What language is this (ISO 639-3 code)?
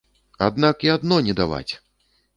bel